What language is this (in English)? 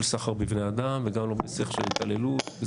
Hebrew